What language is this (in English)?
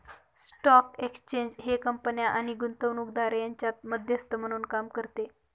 Marathi